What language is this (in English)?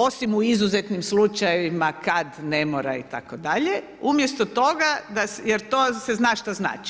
Croatian